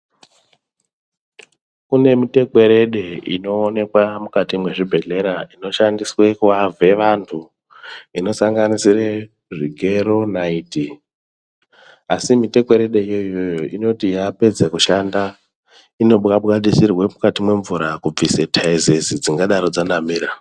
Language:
Ndau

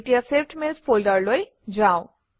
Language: Assamese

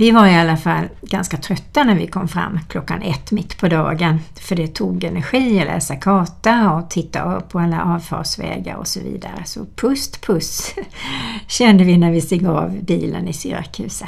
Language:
Swedish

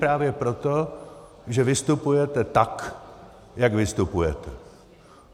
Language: Czech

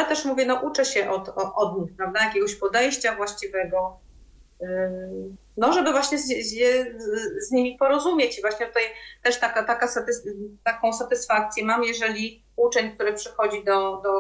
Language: Polish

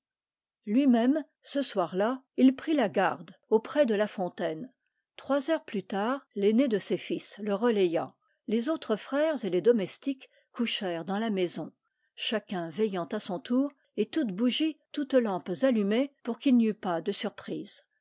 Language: French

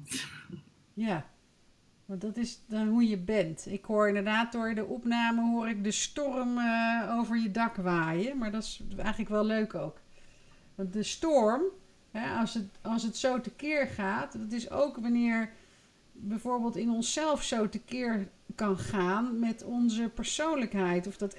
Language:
Dutch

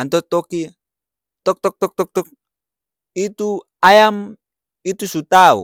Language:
Ambonese Malay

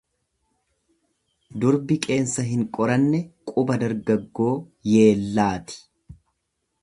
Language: Oromo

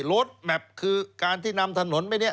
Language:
Thai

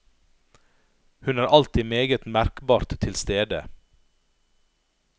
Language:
Norwegian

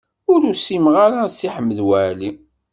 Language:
Kabyle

